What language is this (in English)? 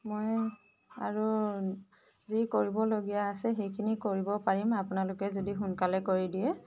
Assamese